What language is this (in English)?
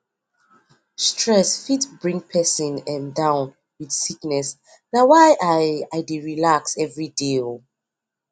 Nigerian Pidgin